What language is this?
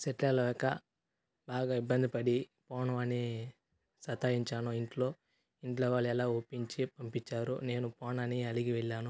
Telugu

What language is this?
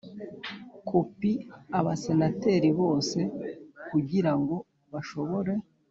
Kinyarwanda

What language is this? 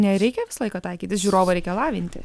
Lithuanian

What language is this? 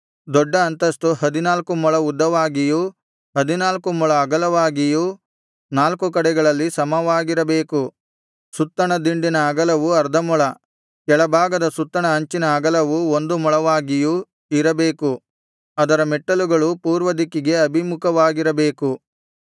Kannada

